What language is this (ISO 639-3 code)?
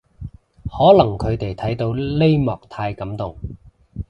yue